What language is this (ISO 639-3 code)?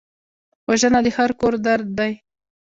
pus